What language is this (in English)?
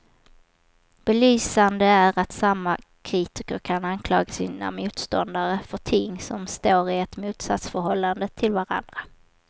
Swedish